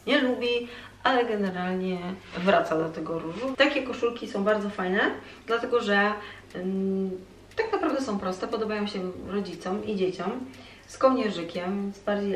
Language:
Polish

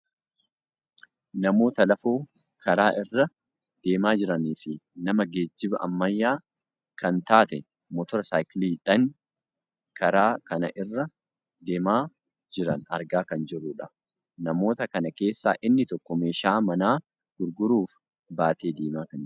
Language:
Oromo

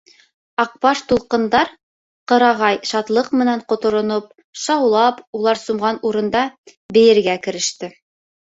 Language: Bashkir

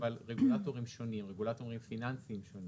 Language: Hebrew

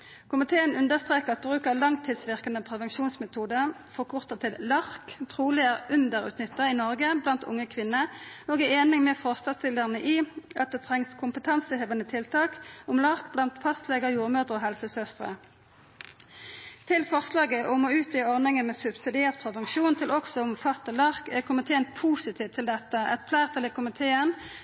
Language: Norwegian Nynorsk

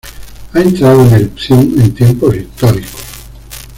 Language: Spanish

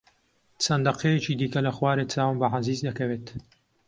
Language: Central Kurdish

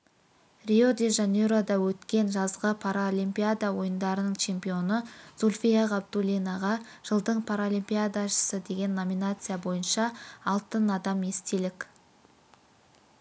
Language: Kazakh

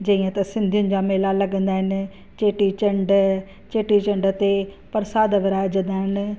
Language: Sindhi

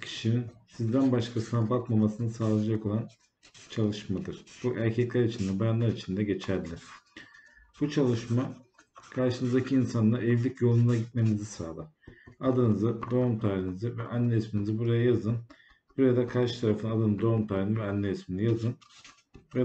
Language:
Turkish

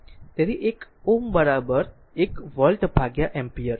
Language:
Gujarati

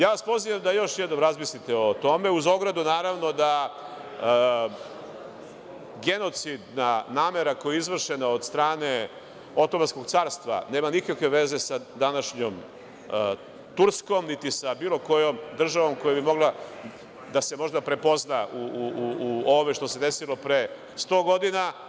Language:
Serbian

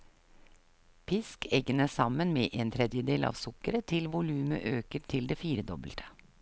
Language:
Norwegian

